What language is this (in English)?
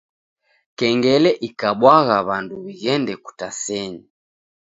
Taita